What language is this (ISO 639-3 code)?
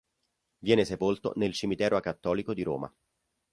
ita